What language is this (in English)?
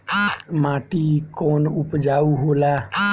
Bhojpuri